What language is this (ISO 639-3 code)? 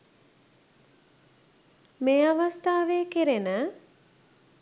sin